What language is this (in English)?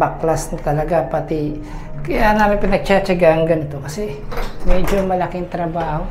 Filipino